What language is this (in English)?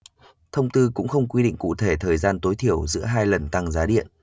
Vietnamese